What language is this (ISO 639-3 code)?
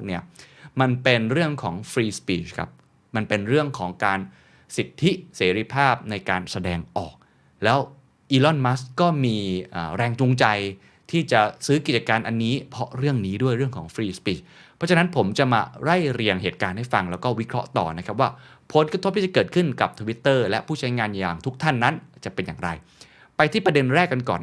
tha